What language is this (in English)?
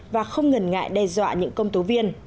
Vietnamese